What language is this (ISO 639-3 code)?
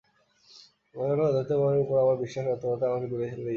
ben